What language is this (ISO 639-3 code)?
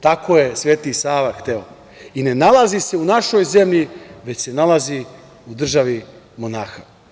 srp